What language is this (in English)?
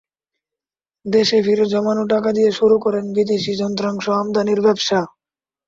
Bangla